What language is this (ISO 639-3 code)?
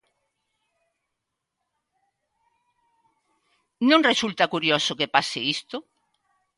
glg